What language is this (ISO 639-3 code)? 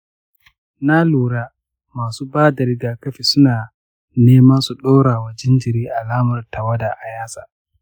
hau